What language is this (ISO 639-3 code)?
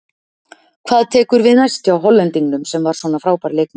isl